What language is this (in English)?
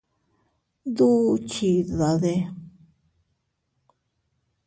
Teutila Cuicatec